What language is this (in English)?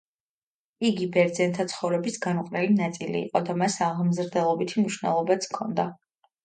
Georgian